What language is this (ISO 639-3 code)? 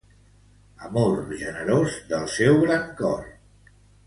cat